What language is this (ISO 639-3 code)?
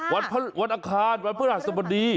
tha